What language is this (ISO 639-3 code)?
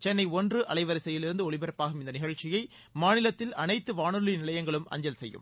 tam